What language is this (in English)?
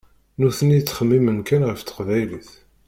Kabyle